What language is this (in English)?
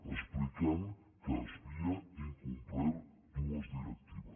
Catalan